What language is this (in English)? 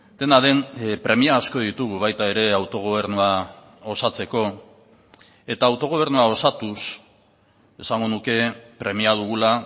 Basque